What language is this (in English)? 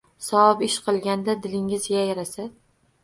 Uzbek